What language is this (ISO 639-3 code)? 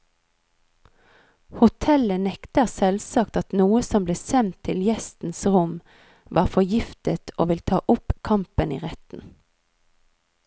nor